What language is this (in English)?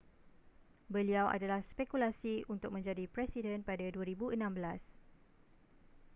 Malay